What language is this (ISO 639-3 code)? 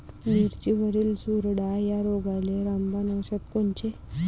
mar